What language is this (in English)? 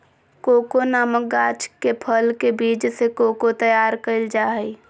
Magahi